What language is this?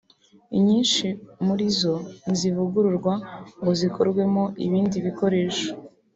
Kinyarwanda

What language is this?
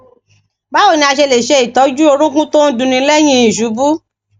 Yoruba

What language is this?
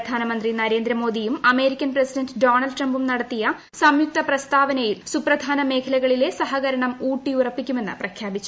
Malayalam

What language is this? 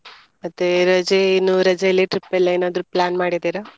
Kannada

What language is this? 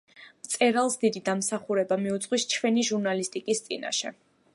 Georgian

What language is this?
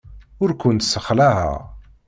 Kabyle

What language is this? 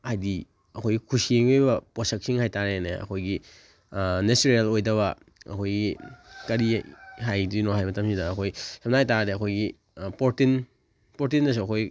Manipuri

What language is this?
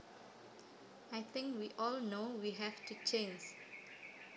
Javanese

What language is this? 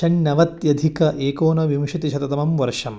Sanskrit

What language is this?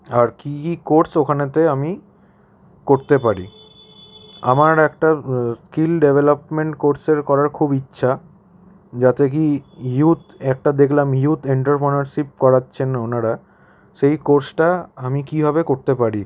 Bangla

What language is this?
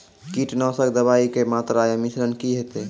Maithili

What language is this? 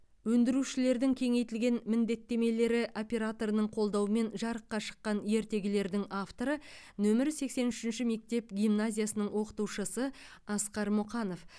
Kazakh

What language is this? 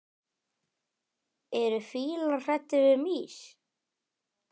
Icelandic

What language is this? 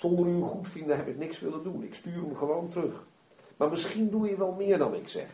Dutch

